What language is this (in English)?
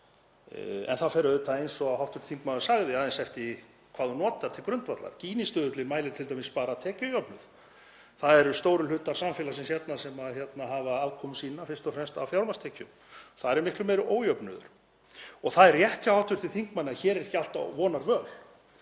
Icelandic